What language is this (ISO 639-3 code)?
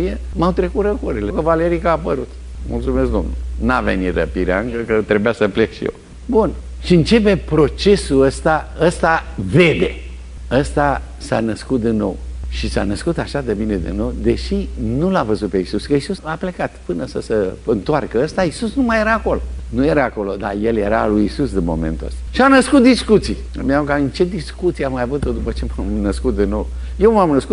ron